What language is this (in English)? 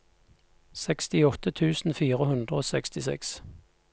Norwegian